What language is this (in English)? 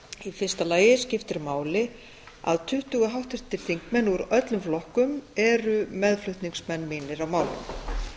Icelandic